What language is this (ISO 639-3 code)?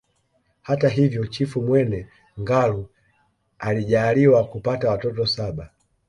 swa